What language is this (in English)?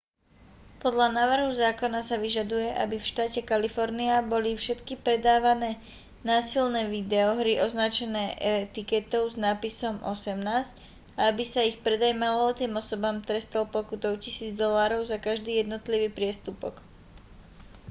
Slovak